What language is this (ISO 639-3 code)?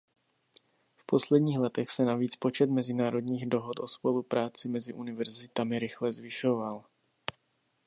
ces